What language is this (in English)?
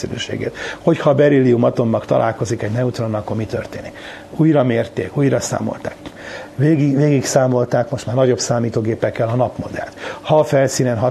Hungarian